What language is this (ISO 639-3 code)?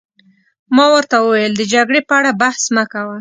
pus